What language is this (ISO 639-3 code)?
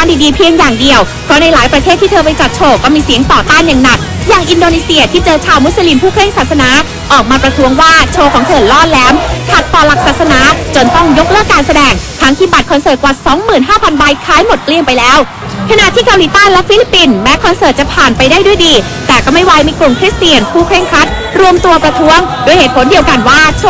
tha